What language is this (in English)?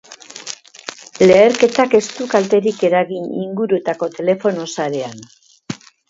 Basque